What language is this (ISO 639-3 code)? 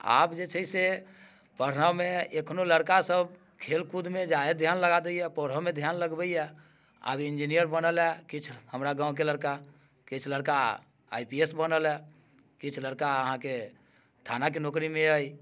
mai